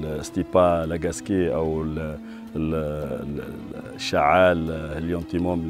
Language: Arabic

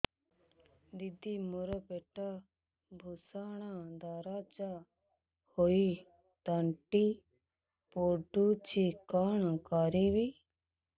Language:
Odia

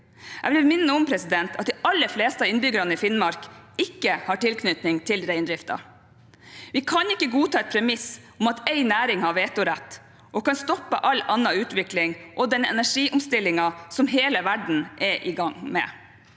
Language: Norwegian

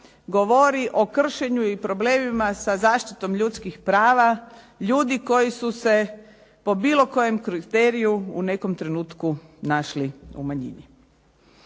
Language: Croatian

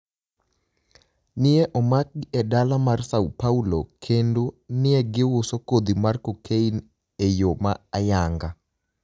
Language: Luo (Kenya and Tanzania)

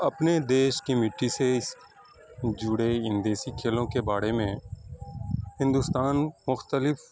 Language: Urdu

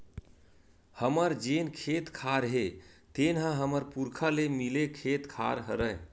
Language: Chhattisgarhi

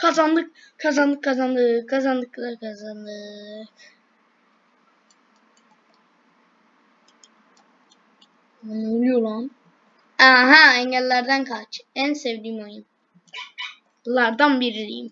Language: Turkish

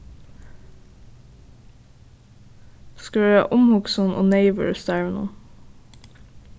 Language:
Faroese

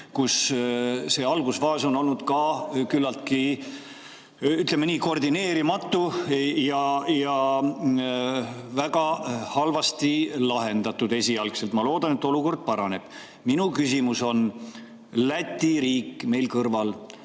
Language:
Estonian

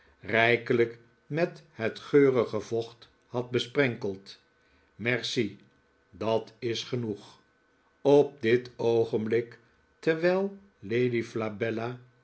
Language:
Dutch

